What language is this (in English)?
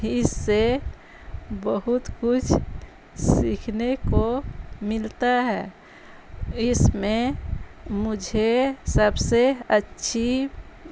Urdu